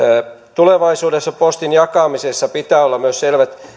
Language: Finnish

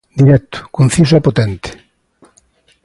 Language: Galician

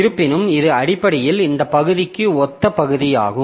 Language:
Tamil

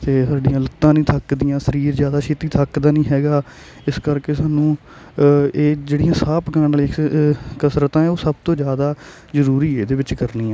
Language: Punjabi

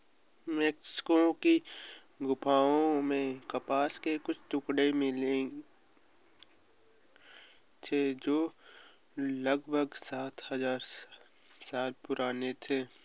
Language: Hindi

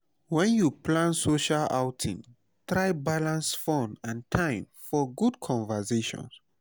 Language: Nigerian Pidgin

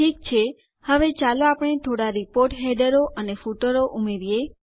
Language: Gujarati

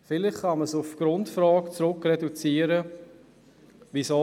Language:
Swiss German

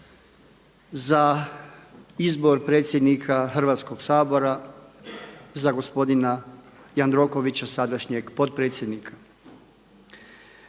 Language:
Croatian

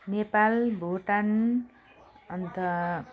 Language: Nepali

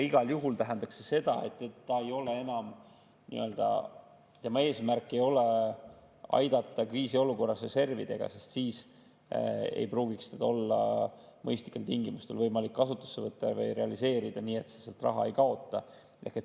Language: Estonian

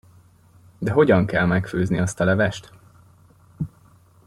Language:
Hungarian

